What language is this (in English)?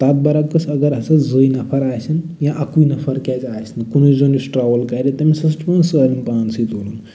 Kashmiri